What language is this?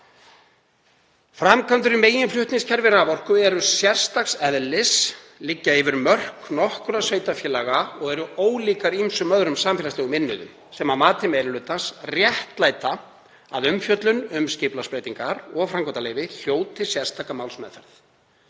Icelandic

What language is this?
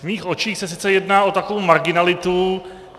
Czech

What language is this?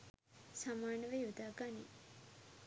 Sinhala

